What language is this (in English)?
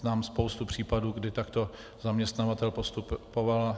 Czech